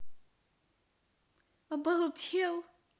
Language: Russian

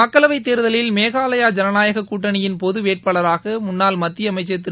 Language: Tamil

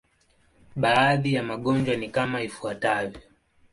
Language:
Swahili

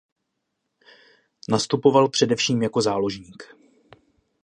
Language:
Czech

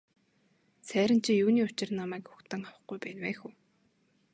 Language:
Mongolian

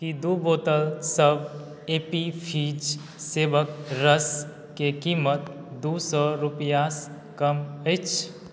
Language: Maithili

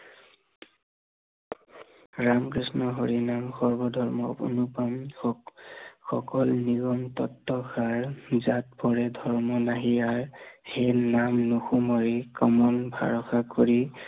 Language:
Assamese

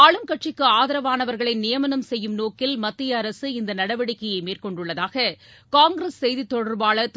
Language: Tamil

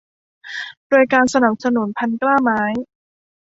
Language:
Thai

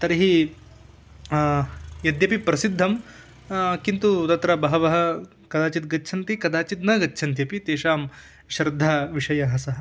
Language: Sanskrit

